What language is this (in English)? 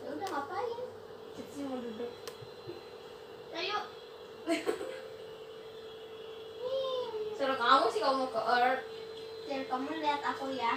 Indonesian